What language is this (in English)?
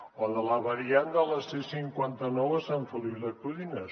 Catalan